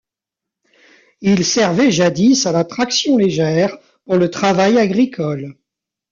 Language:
French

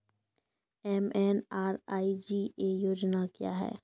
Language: Maithili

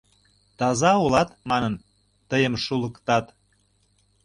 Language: Mari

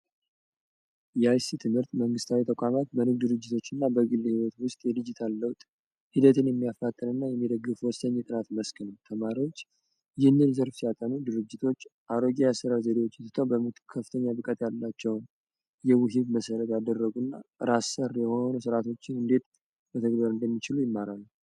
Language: Amharic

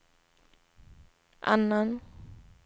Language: Swedish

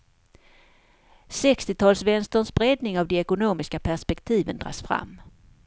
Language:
Swedish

